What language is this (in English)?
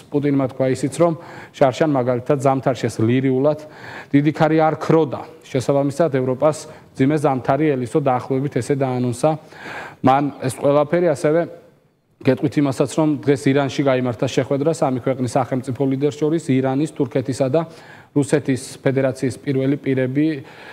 Romanian